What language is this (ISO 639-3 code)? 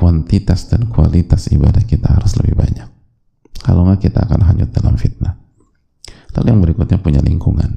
ind